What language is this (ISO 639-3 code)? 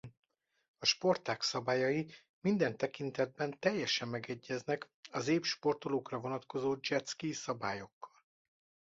hun